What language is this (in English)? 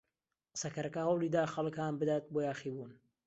Central Kurdish